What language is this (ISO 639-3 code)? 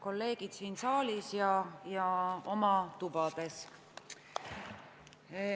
est